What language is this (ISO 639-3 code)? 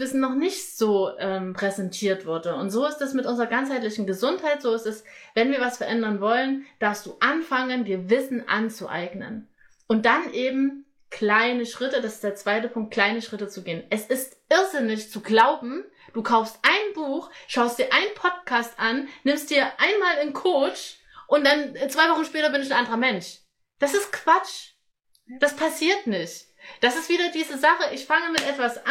deu